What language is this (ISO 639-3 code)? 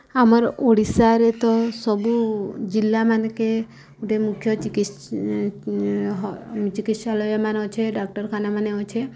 ori